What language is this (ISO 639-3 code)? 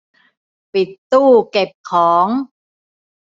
tha